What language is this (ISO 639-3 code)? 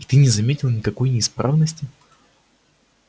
rus